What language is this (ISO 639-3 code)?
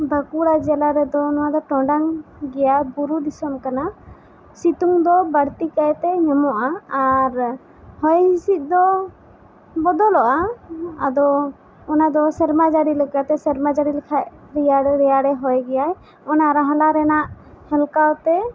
sat